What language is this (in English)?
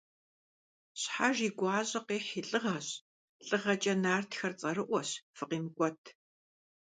Kabardian